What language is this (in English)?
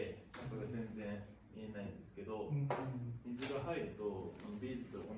Japanese